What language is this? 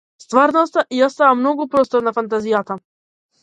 Macedonian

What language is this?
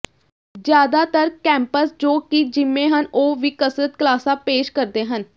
Punjabi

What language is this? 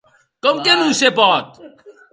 Occitan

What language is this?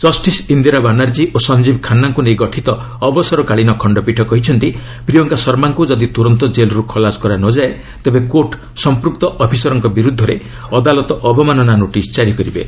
Odia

